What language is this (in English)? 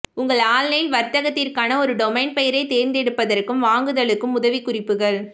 Tamil